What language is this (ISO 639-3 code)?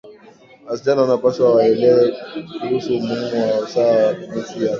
swa